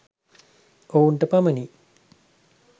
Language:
Sinhala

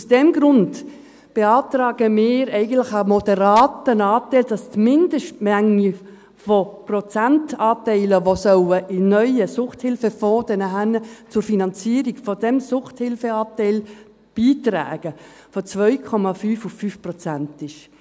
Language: Swiss German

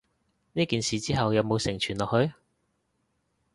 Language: Cantonese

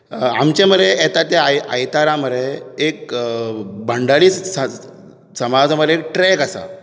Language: Konkani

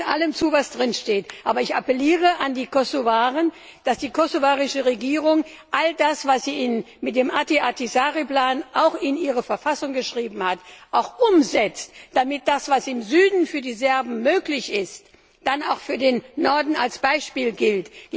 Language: German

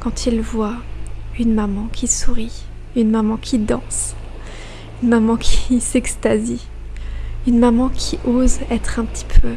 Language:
French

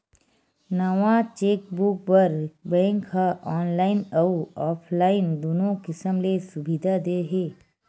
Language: Chhattisgarhi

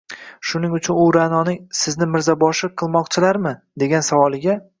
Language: Uzbek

